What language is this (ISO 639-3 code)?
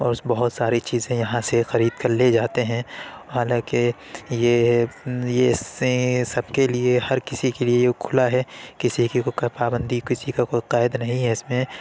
urd